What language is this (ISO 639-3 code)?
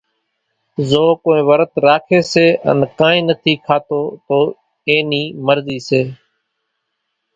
gjk